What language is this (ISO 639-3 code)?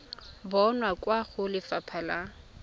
tsn